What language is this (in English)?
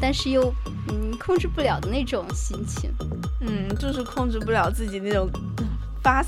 Chinese